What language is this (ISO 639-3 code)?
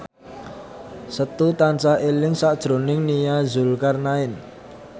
jav